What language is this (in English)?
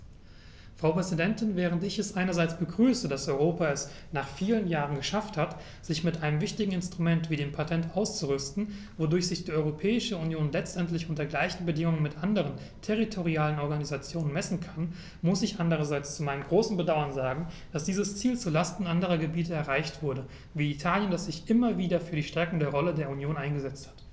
German